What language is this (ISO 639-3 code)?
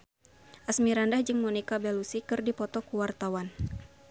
sun